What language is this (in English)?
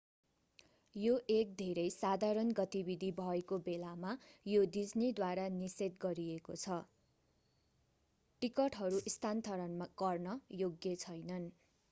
Nepali